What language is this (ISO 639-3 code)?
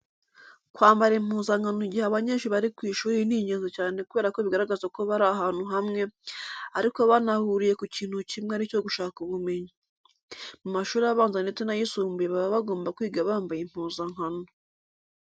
kin